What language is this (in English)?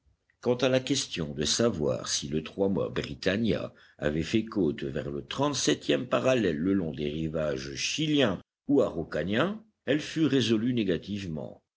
French